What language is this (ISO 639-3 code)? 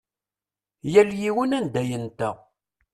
kab